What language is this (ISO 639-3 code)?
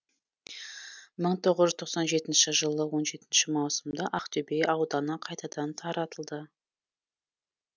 kaz